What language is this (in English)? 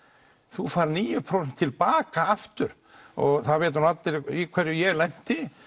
Icelandic